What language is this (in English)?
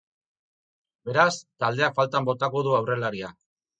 Basque